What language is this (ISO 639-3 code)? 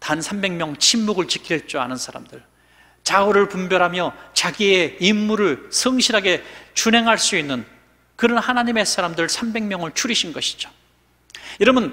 kor